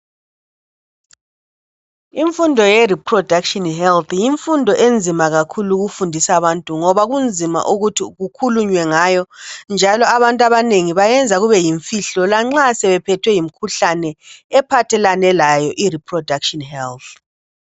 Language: North Ndebele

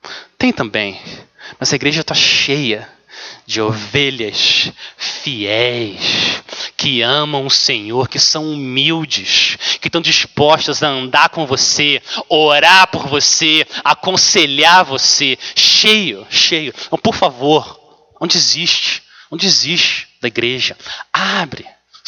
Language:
Portuguese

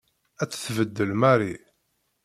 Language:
Kabyle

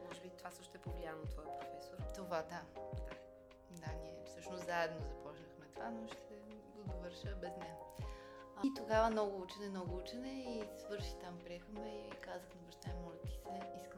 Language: Bulgarian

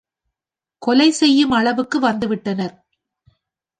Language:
Tamil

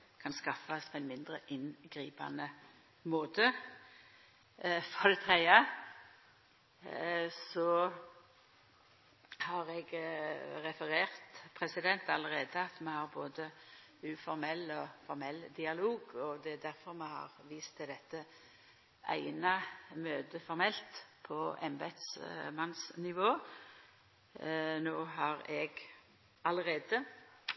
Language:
Norwegian Nynorsk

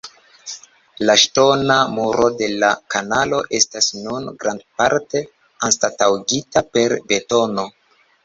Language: Esperanto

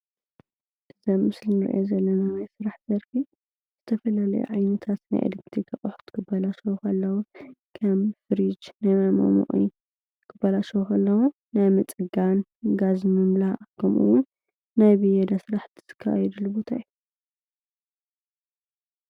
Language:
Tigrinya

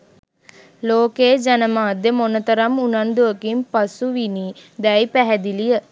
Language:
Sinhala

